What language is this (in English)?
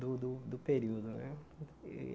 Portuguese